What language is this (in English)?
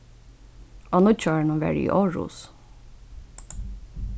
Faroese